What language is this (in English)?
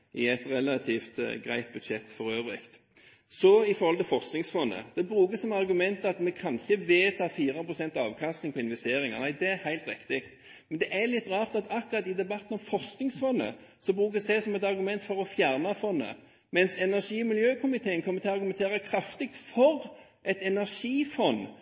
Norwegian Bokmål